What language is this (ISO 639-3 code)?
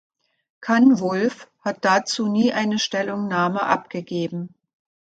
deu